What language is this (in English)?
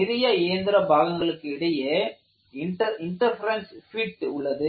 Tamil